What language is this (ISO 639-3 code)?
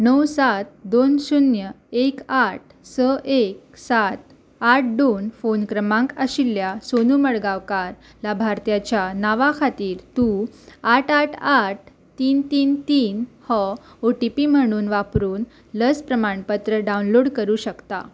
kok